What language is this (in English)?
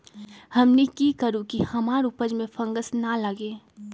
Magahi